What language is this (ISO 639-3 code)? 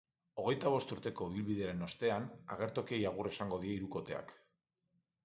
eus